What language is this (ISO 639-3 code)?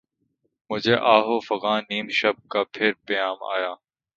urd